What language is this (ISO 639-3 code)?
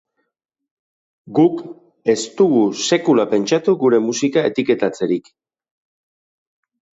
eus